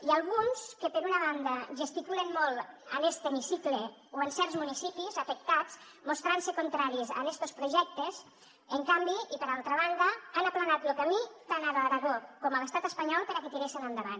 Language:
Catalan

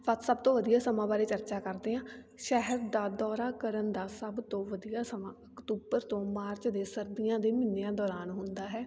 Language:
Punjabi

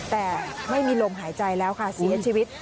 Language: Thai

